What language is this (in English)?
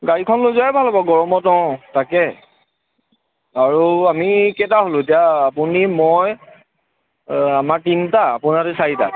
Assamese